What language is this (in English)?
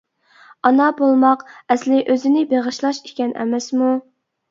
Uyghur